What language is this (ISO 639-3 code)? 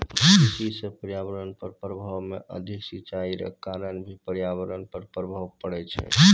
mai